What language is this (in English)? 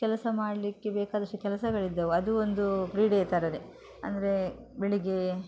Kannada